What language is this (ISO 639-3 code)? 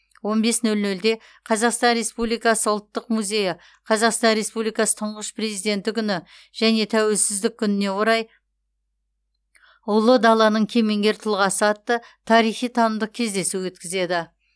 kaz